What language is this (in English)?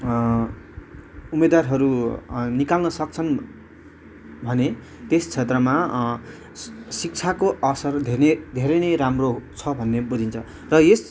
Nepali